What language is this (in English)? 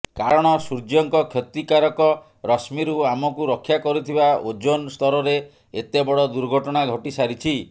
Odia